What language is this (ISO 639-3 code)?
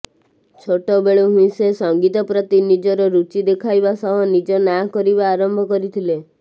ori